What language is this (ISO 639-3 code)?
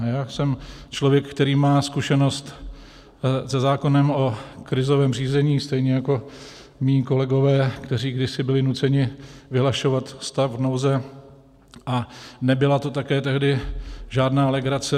ces